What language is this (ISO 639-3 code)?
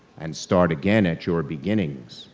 eng